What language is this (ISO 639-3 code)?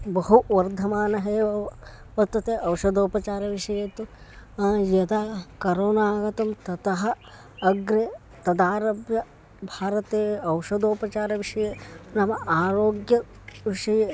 san